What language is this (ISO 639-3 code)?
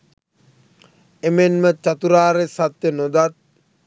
sin